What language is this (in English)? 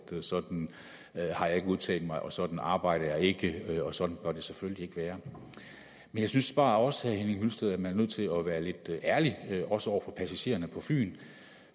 Danish